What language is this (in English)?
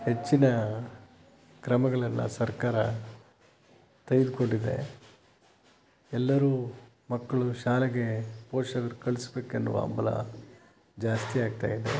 Kannada